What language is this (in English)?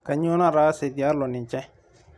Masai